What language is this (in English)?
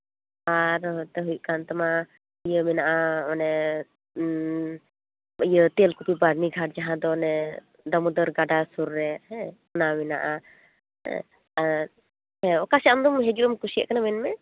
Santali